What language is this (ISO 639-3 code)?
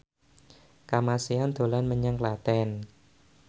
jav